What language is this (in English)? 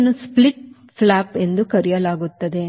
Kannada